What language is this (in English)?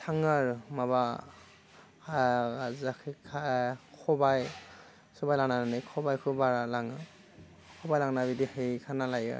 Bodo